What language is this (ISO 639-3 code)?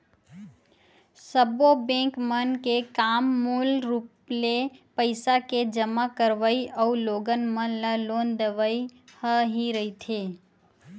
hne